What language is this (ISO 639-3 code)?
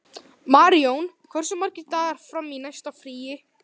isl